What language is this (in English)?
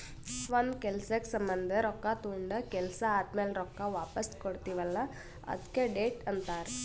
Kannada